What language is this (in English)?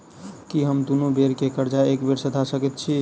Maithili